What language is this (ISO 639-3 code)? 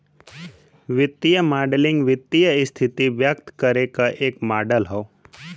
bho